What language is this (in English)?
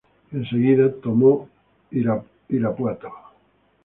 Spanish